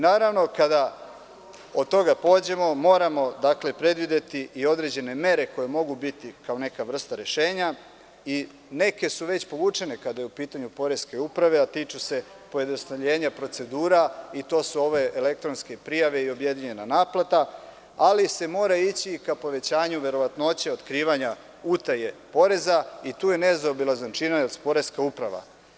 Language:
Serbian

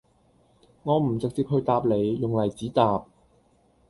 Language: Cantonese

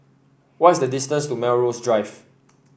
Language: English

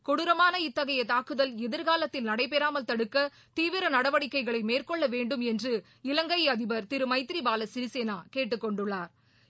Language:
Tamil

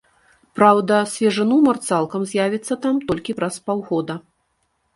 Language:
Belarusian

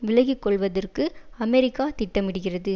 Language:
Tamil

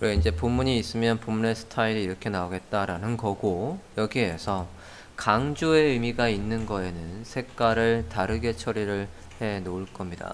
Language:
Korean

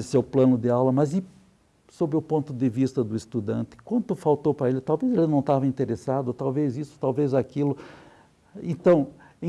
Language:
Portuguese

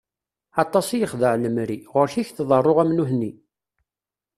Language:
Kabyle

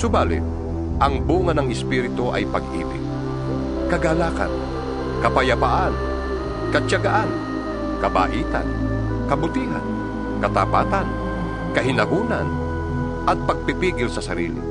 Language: Filipino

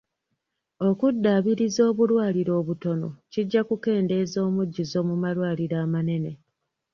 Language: Ganda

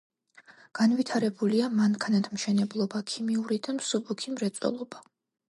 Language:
Georgian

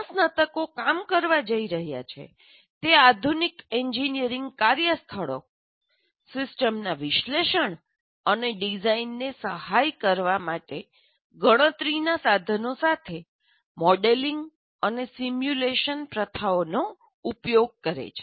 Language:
Gujarati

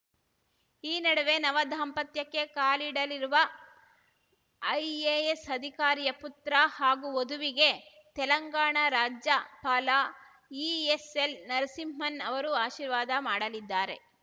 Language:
Kannada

